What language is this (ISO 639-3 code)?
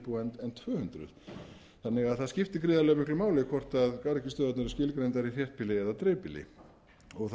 isl